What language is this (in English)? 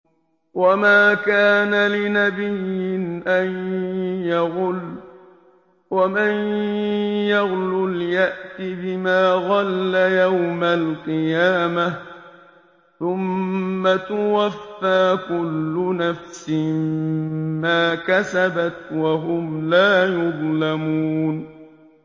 Arabic